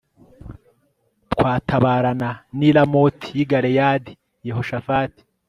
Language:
Kinyarwanda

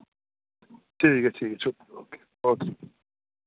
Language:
Dogri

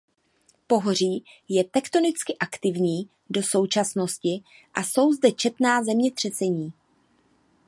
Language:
Czech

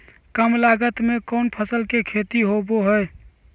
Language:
Magahi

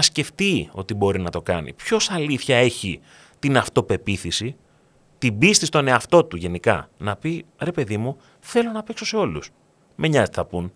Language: Greek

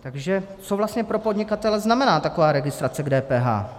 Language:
Czech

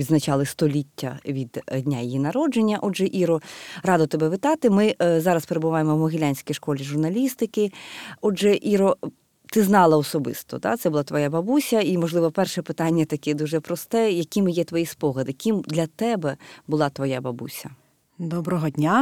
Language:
Ukrainian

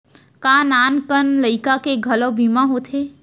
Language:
Chhattisgarhi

